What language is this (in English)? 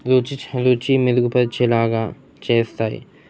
Telugu